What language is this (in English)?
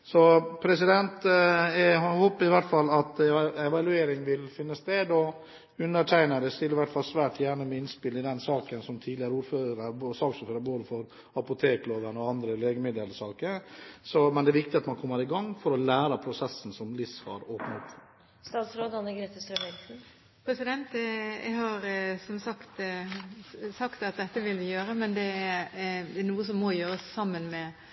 Norwegian Bokmål